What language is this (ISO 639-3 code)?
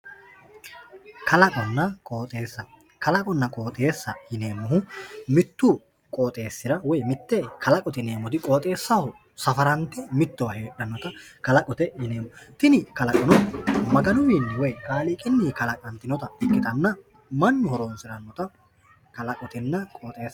sid